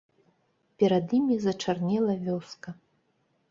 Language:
Belarusian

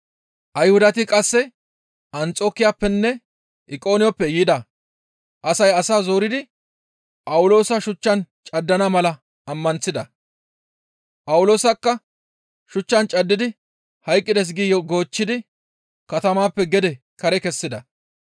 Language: Gamo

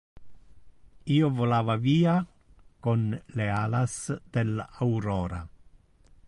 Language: Interlingua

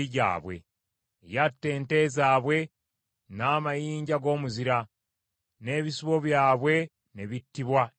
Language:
Ganda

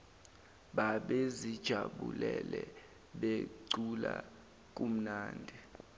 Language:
Zulu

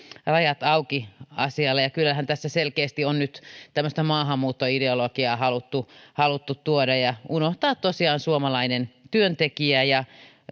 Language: Finnish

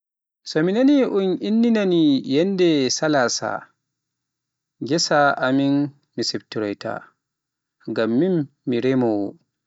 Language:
Pular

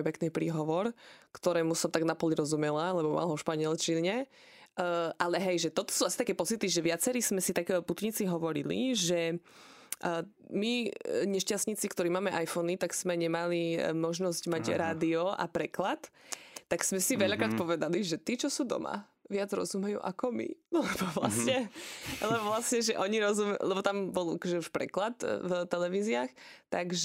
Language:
Slovak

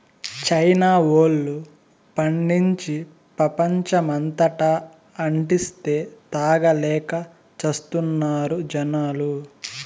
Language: Telugu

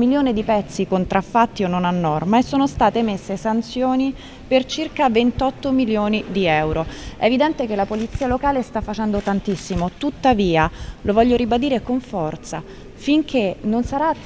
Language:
Italian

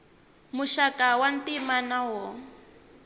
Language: Tsonga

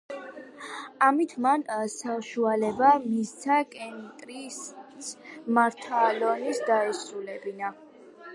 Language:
Georgian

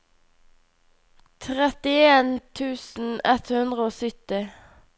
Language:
Norwegian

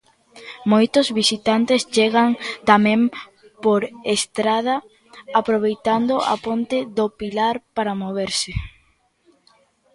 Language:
Galician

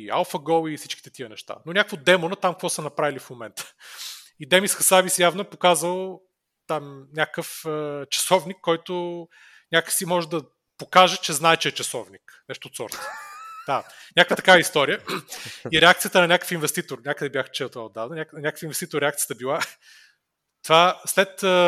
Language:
Bulgarian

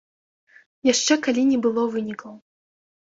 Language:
Belarusian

